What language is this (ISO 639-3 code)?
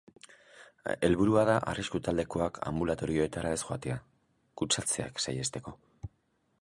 eus